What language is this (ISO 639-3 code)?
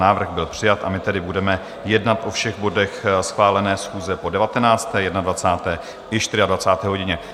ces